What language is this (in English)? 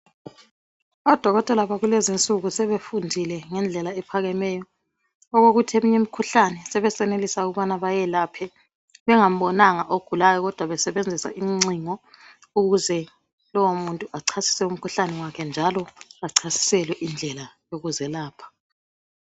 North Ndebele